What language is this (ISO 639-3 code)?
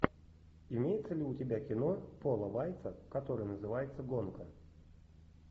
rus